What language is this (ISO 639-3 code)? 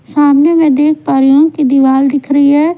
hin